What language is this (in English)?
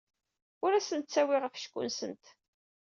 Kabyle